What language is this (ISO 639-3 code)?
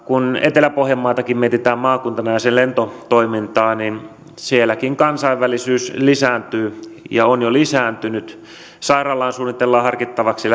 fin